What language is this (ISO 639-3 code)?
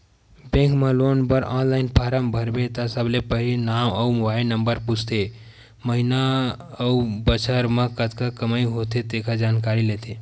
hne